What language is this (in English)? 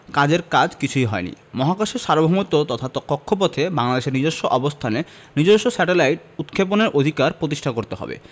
Bangla